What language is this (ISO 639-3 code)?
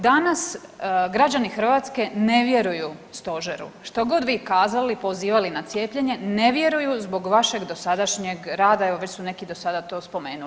hrv